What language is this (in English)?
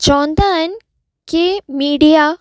Sindhi